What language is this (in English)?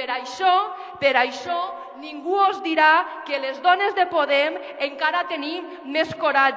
Spanish